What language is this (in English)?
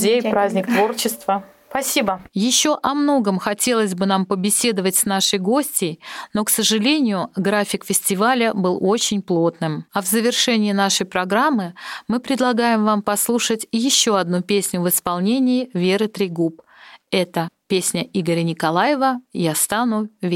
Russian